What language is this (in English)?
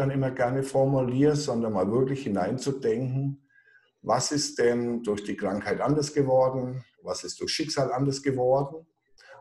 German